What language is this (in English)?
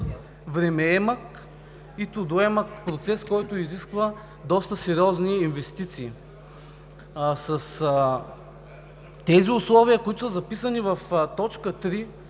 Bulgarian